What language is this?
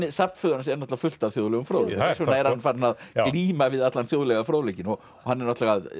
Icelandic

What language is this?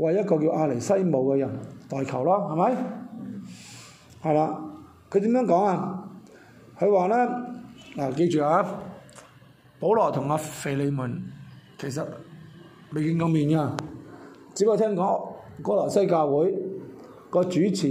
Chinese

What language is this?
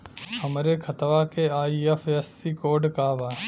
Bhojpuri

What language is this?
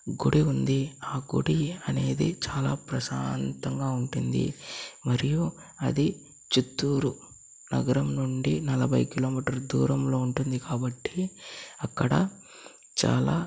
Telugu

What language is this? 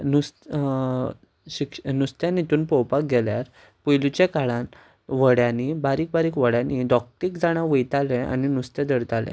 Konkani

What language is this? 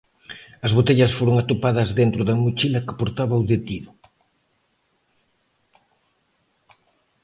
Galician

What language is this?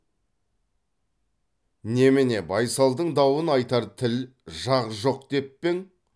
Kazakh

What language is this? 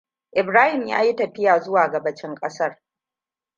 Hausa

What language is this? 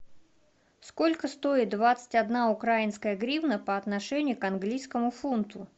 Russian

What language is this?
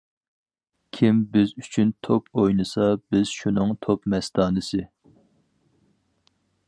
Uyghur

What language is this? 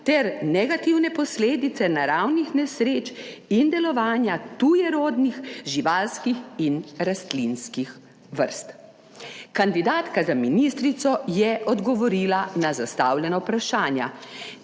Slovenian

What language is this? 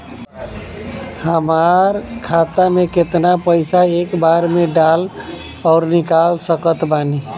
Bhojpuri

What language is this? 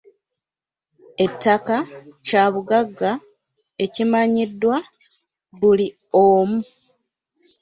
Ganda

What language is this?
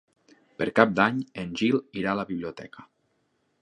Catalan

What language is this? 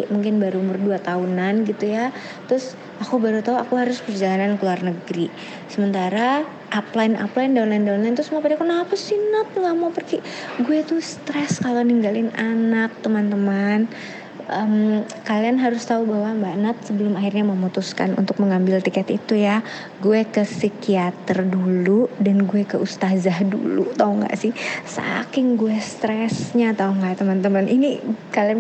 Indonesian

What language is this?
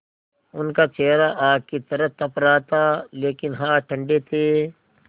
Hindi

